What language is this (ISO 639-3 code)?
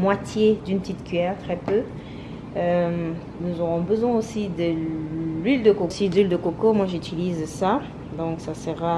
fra